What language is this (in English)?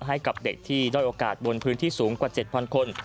Thai